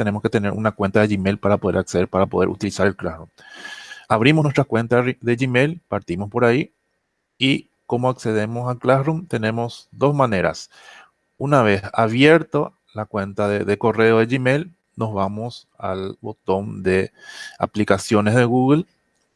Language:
Spanish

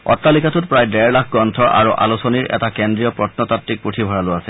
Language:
Assamese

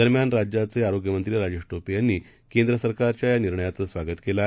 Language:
Marathi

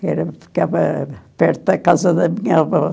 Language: Portuguese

